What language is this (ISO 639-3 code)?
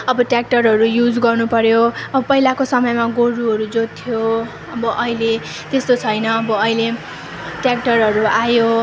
nep